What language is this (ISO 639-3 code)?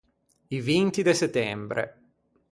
lij